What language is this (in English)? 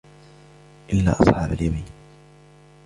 Arabic